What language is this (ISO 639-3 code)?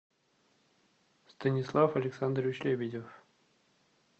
rus